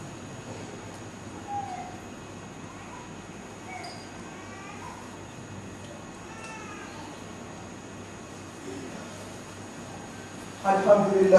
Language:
Swahili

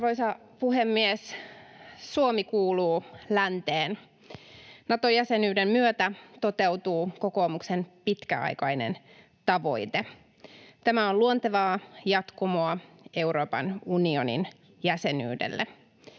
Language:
Finnish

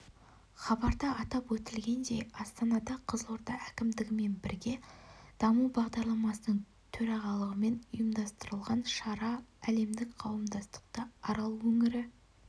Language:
Kazakh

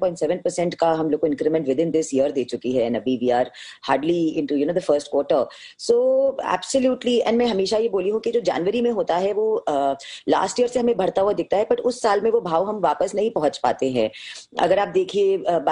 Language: Hindi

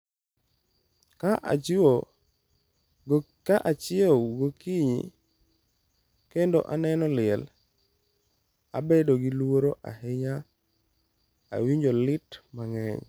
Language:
Luo (Kenya and Tanzania)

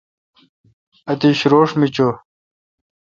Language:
Kalkoti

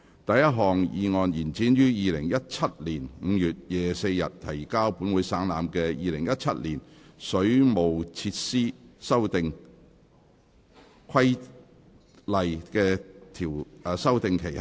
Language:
Cantonese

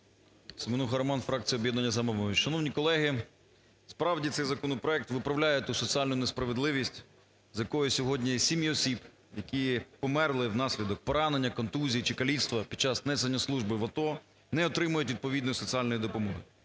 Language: Ukrainian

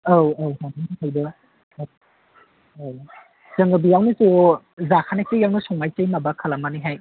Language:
Bodo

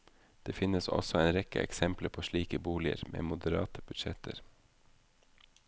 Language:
Norwegian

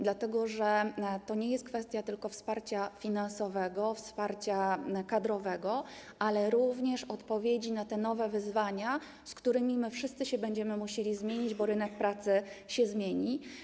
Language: Polish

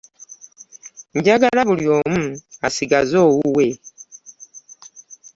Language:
Ganda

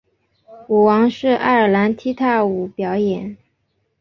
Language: Chinese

